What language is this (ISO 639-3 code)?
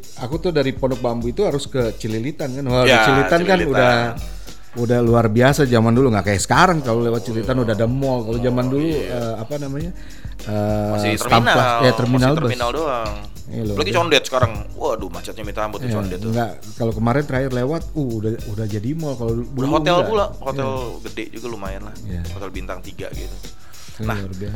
ind